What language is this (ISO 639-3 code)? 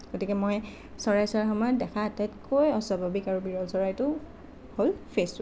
asm